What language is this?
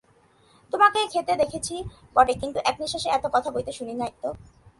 Bangla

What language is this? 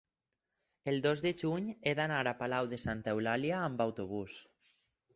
Catalan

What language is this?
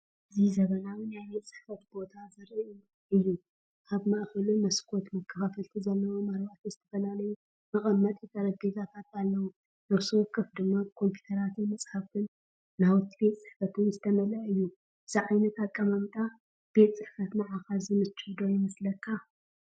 Tigrinya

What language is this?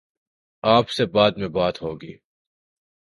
Urdu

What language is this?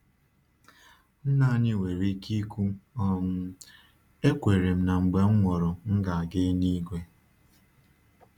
Igbo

